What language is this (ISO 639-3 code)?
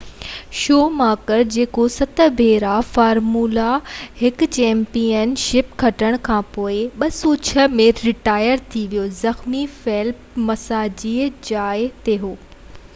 snd